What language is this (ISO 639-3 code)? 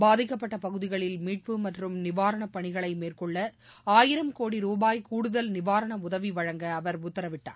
tam